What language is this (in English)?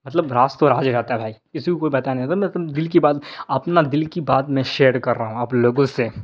Urdu